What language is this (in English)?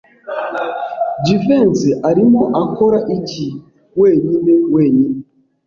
Kinyarwanda